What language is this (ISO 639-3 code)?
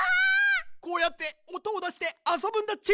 jpn